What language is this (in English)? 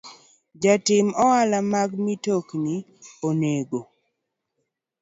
Luo (Kenya and Tanzania)